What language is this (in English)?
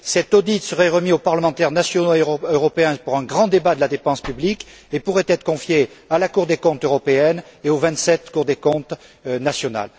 French